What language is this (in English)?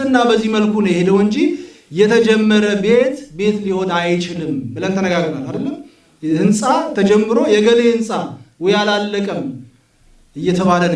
Amharic